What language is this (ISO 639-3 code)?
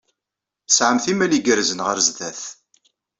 kab